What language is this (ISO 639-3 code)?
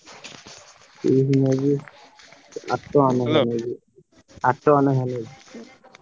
ori